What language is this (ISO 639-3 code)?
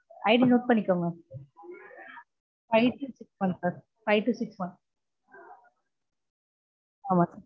tam